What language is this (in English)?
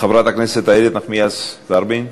Hebrew